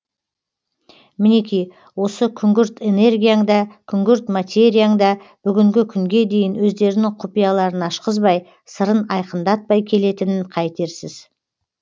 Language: Kazakh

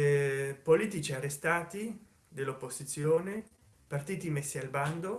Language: Italian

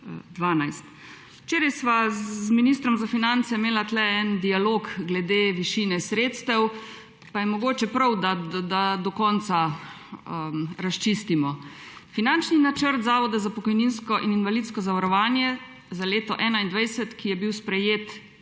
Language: Slovenian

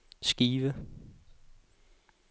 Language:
Danish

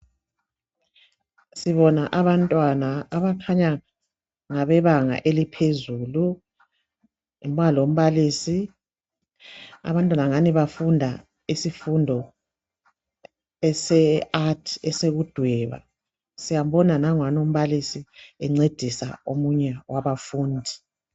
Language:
North Ndebele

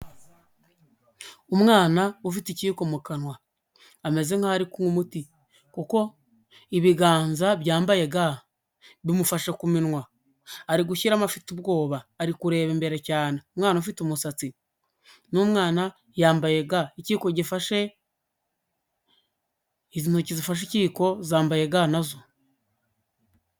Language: Kinyarwanda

